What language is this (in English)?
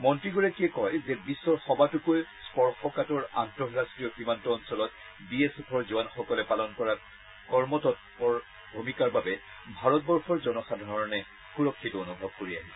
Assamese